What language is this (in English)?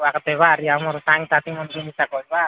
Odia